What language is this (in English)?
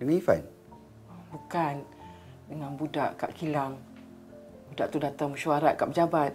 Malay